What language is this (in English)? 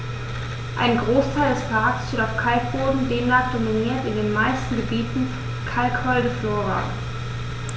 German